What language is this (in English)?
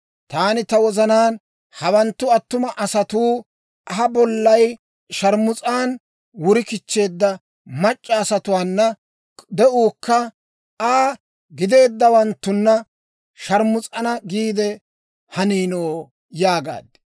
Dawro